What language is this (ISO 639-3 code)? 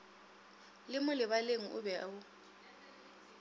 nso